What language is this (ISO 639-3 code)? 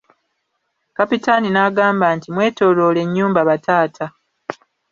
lug